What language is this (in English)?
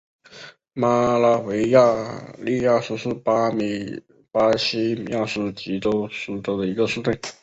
Chinese